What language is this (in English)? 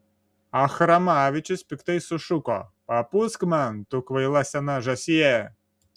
Lithuanian